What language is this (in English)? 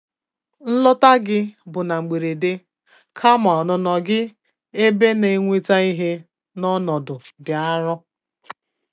Igbo